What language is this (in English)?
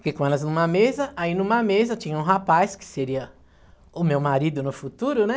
Portuguese